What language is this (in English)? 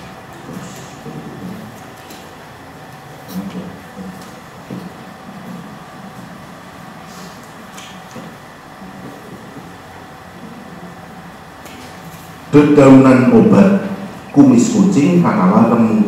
Indonesian